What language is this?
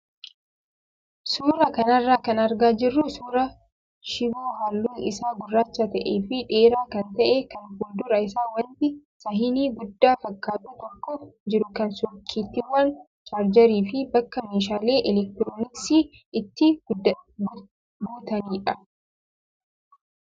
Oromo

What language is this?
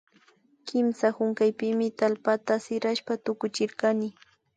Imbabura Highland Quichua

